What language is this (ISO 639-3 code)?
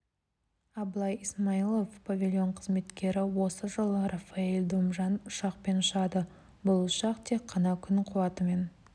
kaz